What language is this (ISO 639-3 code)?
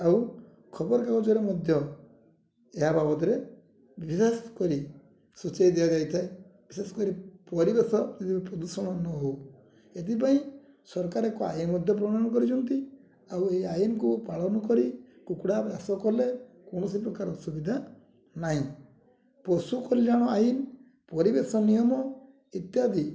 ori